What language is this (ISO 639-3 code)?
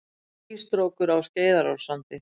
isl